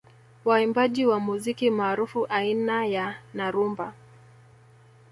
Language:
Swahili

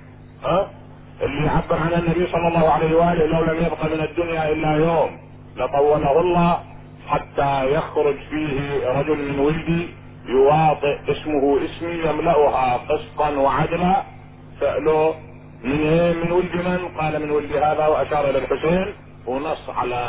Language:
Arabic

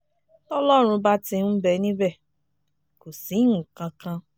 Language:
Yoruba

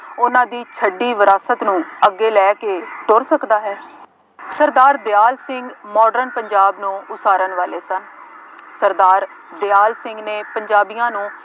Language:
Punjabi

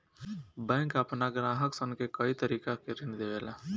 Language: Bhojpuri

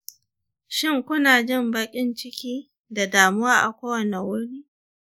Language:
Hausa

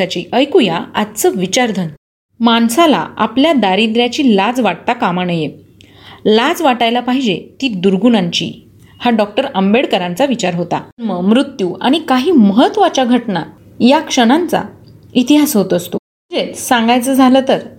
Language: Marathi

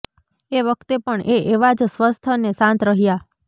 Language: Gujarati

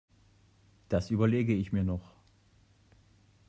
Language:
German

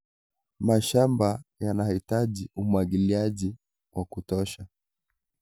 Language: Kalenjin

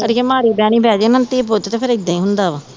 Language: Punjabi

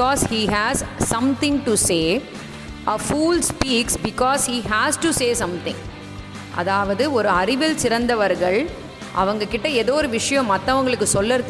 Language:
Tamil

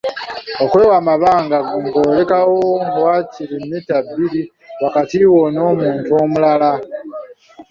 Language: Ganda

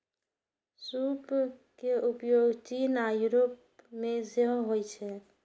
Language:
Maithili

